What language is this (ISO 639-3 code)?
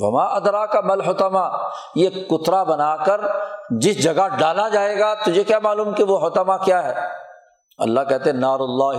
urd